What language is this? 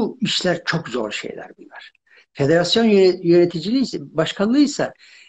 Turkish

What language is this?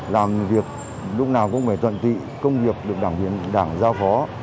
Vietnamese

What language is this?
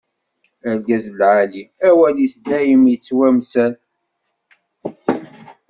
Kabyle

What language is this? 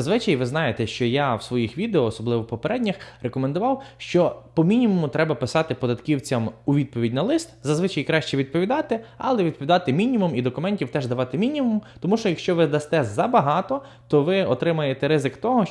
Ukrainian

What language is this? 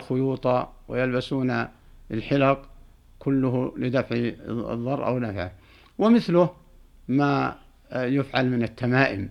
Arabic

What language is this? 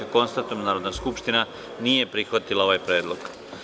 Serbian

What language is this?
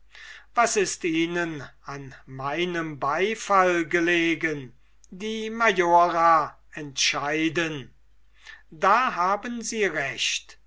German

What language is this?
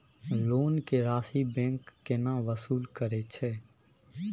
Maithili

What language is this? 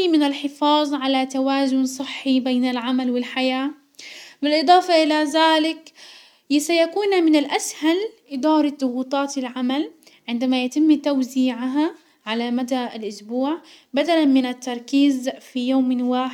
Hijazi Arabic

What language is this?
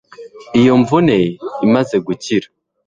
Kinyarwanda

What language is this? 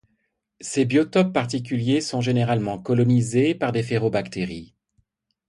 French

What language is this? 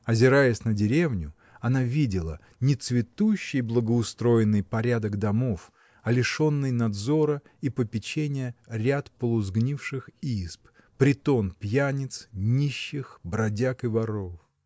Russian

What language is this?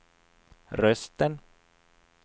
Swedish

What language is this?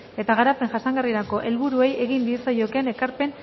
Basque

